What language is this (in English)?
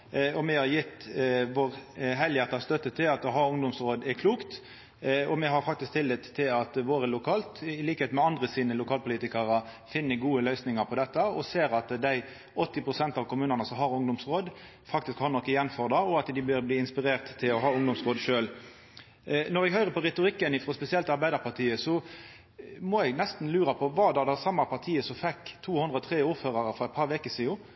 Norwegian Nynorsk